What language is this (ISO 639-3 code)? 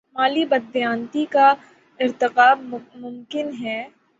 urd